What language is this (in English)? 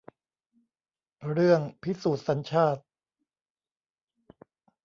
Thai